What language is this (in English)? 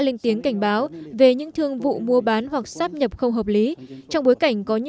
Vietnamese